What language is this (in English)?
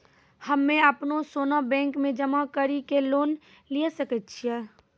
Maithili